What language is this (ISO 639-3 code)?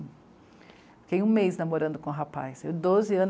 por